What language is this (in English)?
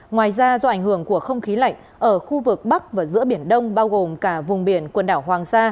Vietnamese